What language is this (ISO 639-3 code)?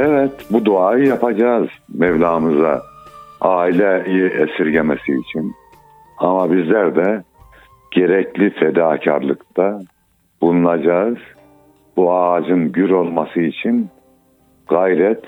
tur